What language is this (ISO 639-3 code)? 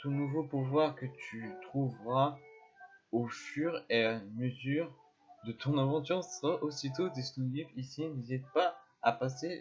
fra